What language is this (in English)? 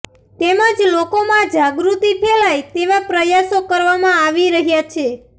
Gujarati